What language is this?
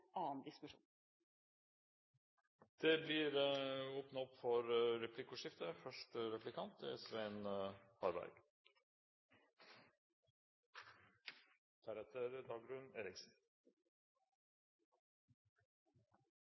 Norwegian Bokmål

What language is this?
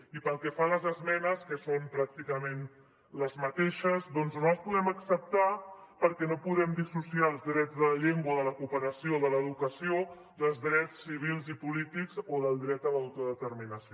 Catalan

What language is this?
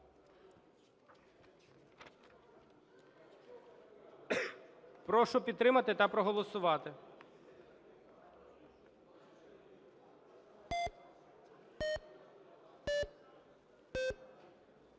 Ukrainian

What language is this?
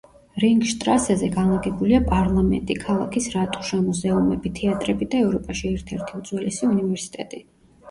Georgian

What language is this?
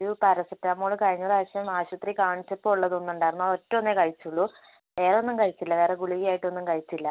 Malayalam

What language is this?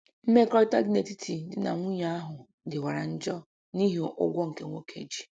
Igbo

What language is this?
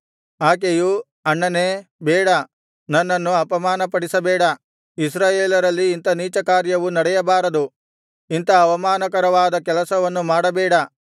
Kannada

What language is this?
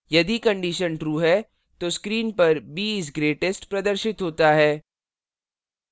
Hindi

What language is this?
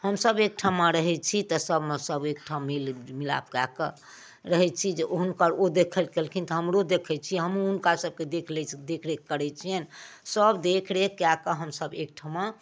Maithili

